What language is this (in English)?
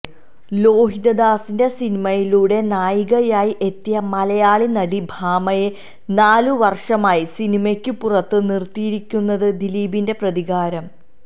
Malayalam